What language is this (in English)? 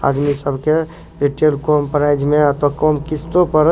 Maithili